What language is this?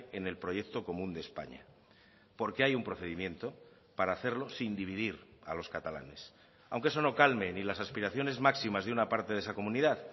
Spanish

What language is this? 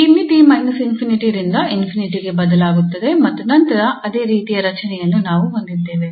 Kannada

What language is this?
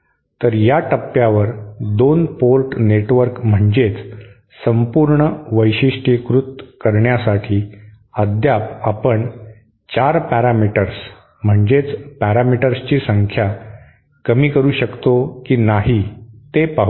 Marathi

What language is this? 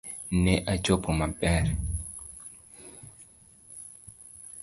Luo (Kenya and Tanzania)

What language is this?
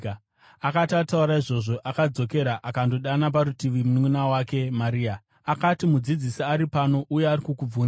Shona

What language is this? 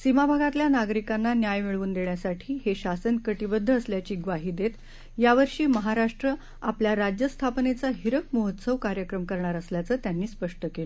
Marathi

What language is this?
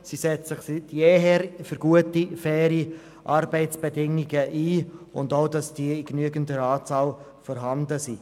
Swiss German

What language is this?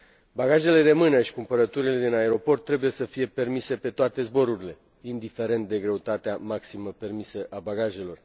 Romanian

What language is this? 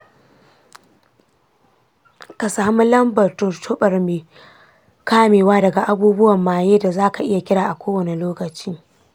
Hausa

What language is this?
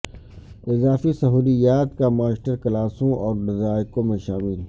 Urdu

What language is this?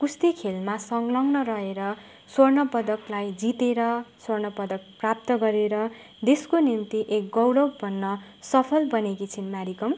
Nepali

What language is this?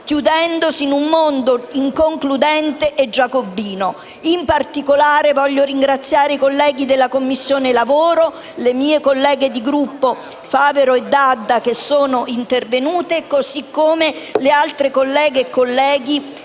Italian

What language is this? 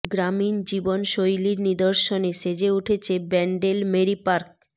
Bangla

